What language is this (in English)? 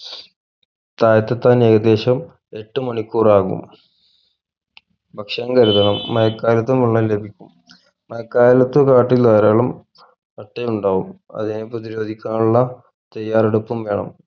Malayalam